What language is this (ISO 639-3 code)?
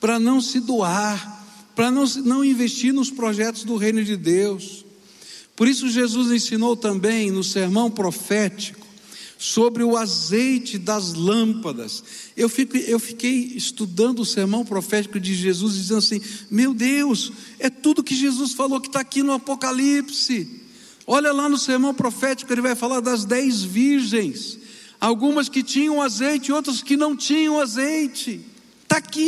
por